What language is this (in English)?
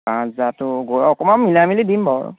Assamese